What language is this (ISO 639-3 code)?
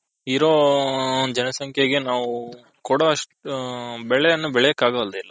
kan